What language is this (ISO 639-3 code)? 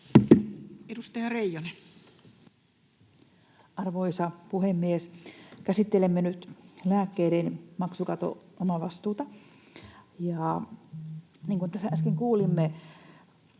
fin